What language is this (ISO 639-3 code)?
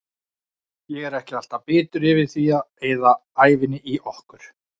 isl